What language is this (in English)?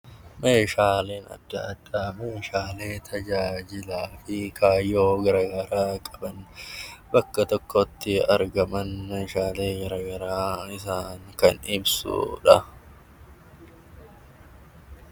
Oromo